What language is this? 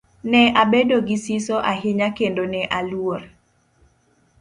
Luo (Kenya and Tanzania)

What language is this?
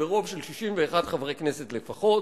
Hebrew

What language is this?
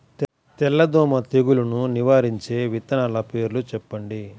Telugu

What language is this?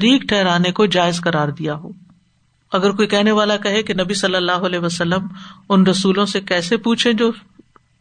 Urdu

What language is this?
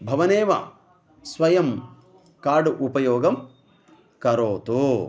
Sanskrit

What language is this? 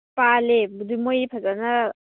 Manipuri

